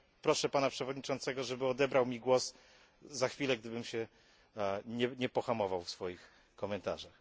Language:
Polish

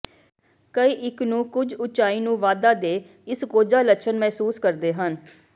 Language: Punjabi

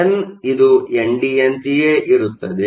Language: Kannada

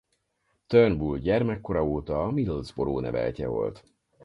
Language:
Hungarian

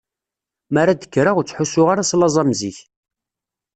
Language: Kabyle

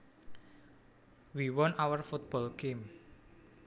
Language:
Javanese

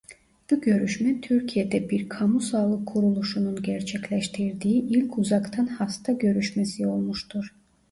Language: Turkish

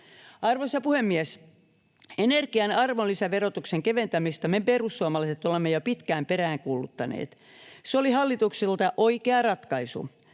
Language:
Finnish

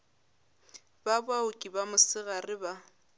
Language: Northern Sotho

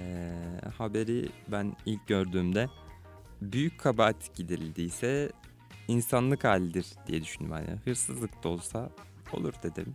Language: Turkish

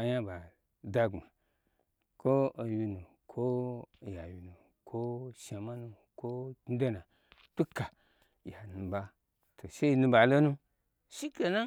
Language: Gbagyi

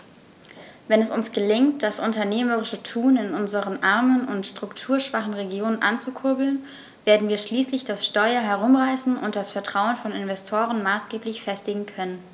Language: German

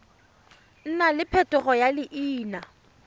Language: Tswana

